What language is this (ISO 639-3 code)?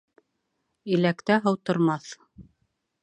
bak